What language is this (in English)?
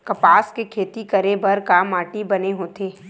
Chhattisgarhi